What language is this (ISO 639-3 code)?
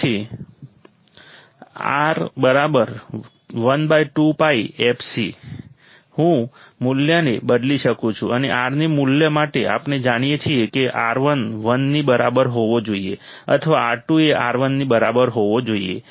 guj